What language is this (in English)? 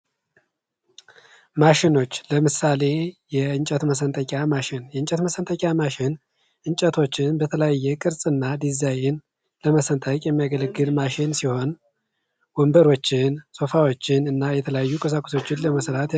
Amharic